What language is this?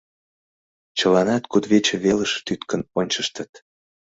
Mari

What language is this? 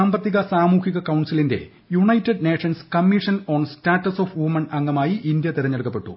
Malayalam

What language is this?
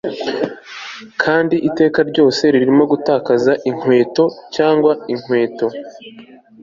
Kinyarwanda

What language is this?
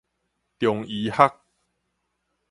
Min Nan Chinese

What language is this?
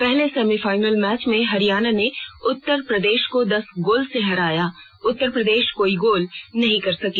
Hindi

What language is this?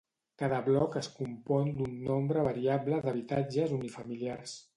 Catalan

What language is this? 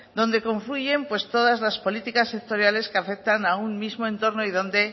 Spanish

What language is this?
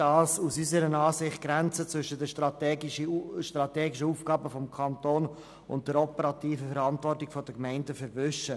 Swiss German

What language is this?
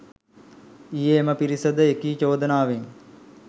Sinhala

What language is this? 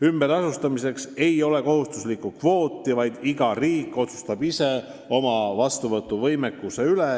Estonian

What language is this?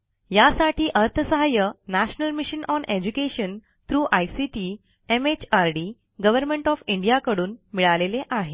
Marathi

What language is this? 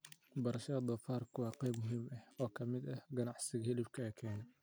Somali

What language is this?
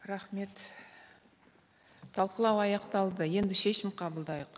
Kazakh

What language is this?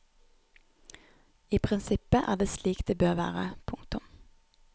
Norwegian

